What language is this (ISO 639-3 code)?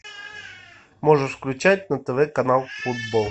rus